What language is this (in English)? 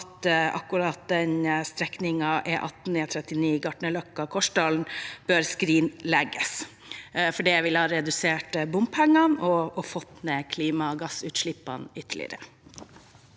Norwegian